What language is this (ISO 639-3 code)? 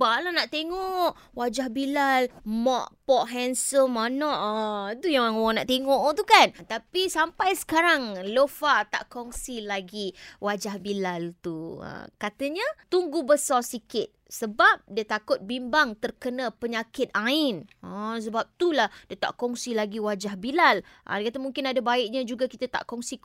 msa